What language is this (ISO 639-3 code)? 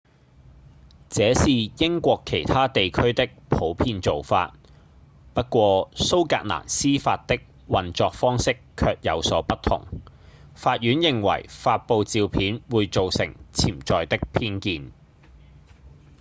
yue